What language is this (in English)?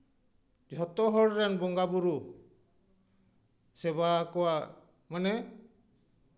Santali